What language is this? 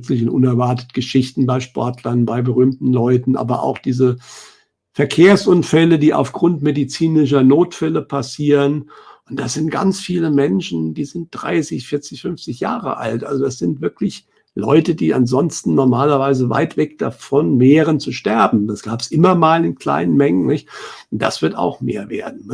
German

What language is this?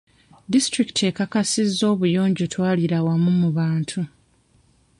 Ganda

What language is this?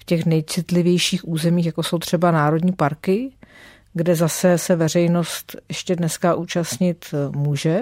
Czech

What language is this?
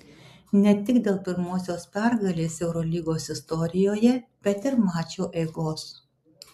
Lithuanian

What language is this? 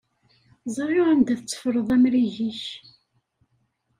Kabyle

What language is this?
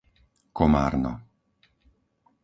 Slovak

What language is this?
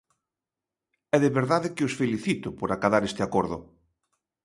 Galician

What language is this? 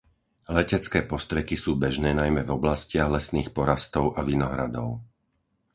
Slovak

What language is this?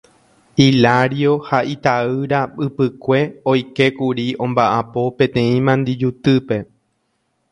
Guarani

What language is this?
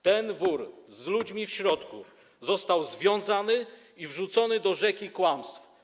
Polish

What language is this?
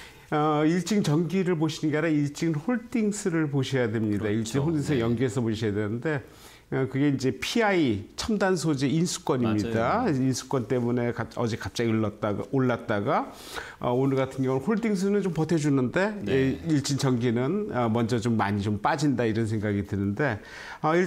Korean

